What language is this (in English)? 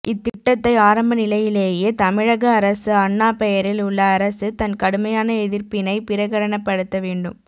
Tamil